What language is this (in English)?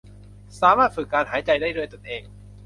Thai